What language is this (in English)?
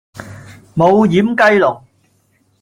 Cantonese